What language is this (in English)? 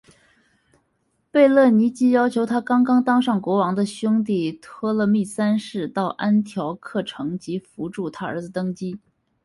Chinese